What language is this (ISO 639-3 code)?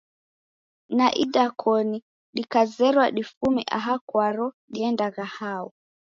dav